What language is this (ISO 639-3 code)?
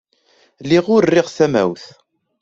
kab